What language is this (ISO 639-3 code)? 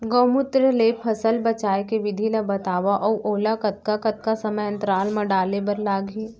hne